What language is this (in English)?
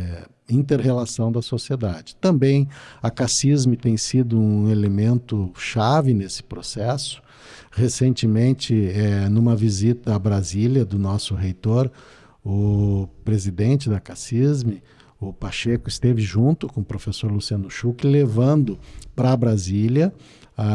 Portuguese